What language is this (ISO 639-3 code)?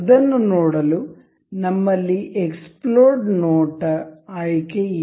kan